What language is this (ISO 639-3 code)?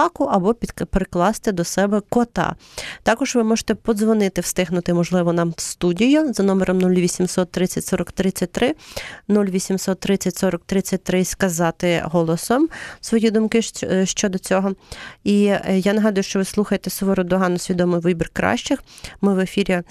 ukr